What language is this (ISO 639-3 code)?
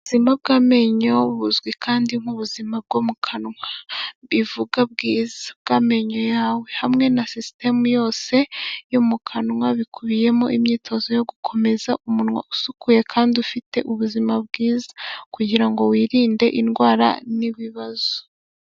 kin